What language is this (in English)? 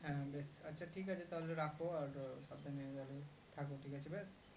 Bangla